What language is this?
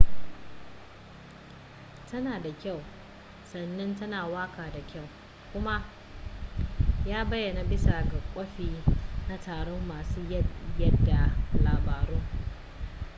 Hausa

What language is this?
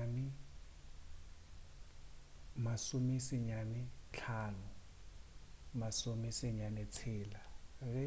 Northern Sotho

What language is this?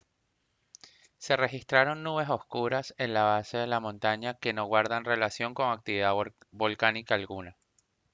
Spanish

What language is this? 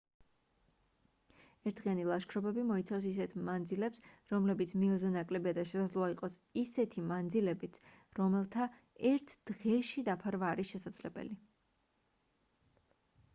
Georgian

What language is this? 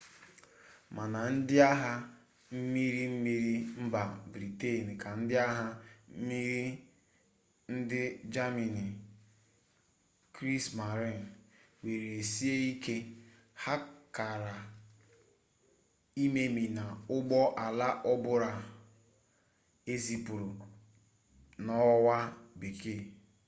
Igbo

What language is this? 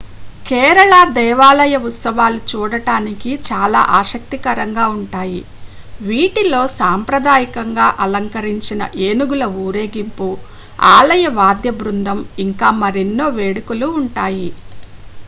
Telugu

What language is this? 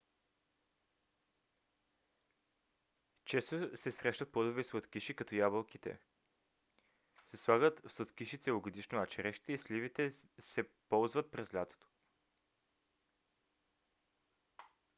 Bulgarian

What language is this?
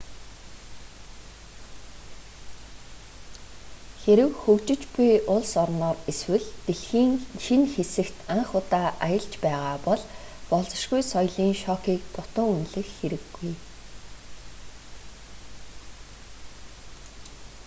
Mongolian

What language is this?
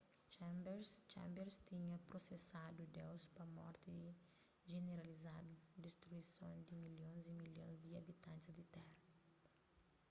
Kabuverdianu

